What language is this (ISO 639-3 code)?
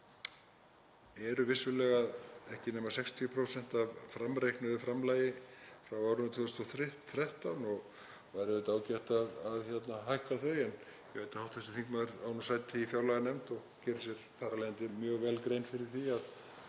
isl